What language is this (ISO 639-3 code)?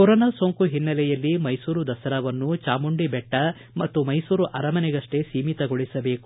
kan